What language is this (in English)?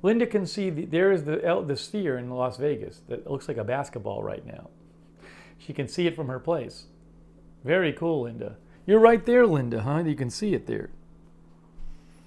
English